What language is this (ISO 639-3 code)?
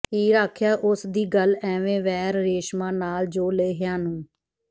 pan